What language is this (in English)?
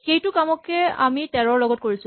Assamese